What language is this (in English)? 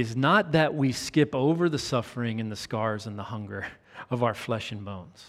English